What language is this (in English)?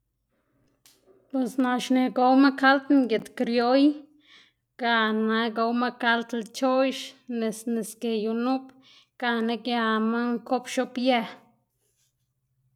Xanaguía Zapotec